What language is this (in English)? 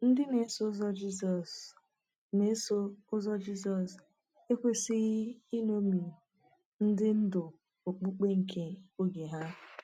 Igbo